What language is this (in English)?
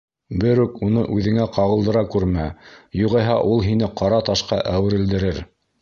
Bashkir